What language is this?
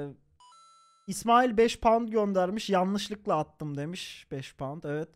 Turkish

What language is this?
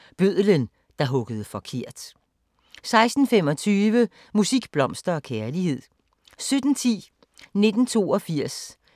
Danish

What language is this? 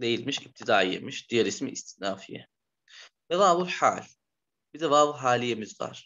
Turkish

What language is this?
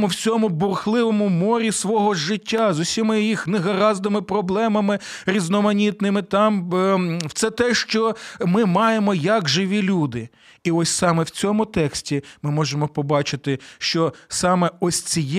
Ukrainian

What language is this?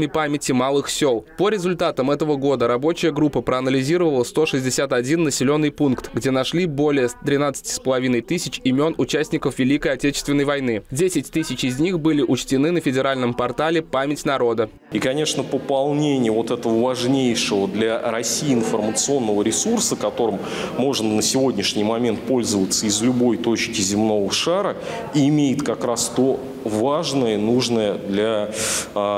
Russian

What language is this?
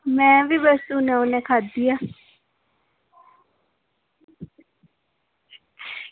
Dogri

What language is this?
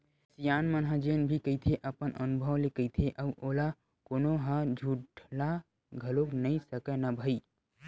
Chhattisgarhi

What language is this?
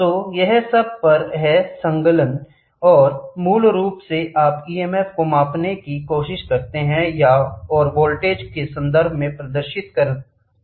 Hindi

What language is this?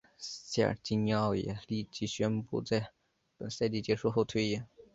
Chinese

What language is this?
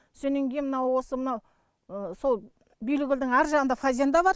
Kazakh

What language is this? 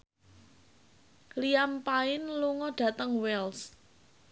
Javanese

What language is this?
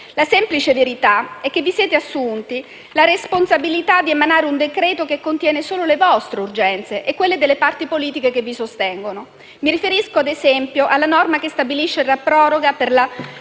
Italian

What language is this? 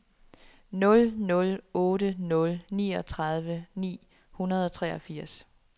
Danish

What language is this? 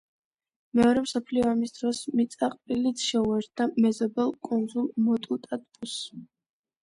Georgian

